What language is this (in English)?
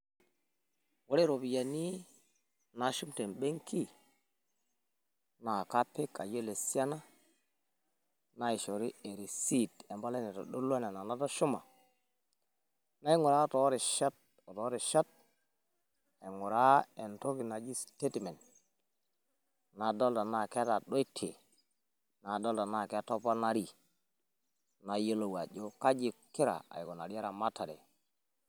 Masai